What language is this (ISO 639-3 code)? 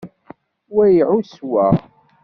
kab